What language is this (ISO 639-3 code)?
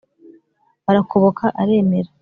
kin